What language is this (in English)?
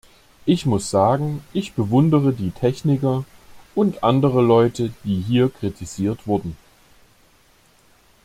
German